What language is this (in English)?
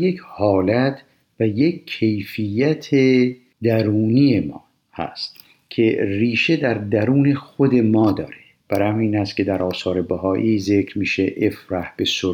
Persian